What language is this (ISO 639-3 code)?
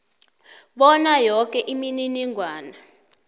nbl